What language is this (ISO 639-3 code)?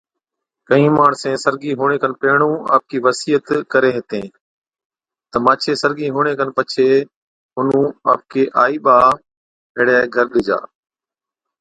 odk